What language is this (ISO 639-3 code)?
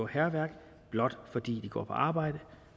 dan